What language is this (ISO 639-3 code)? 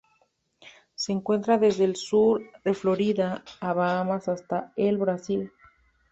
spa